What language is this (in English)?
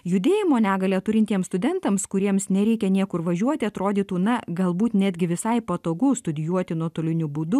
Lithuanian